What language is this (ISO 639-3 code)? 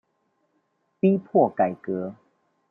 zho